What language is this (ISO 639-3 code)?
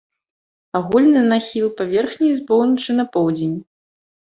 bel